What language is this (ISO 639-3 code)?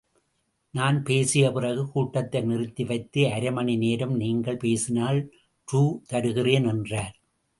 tam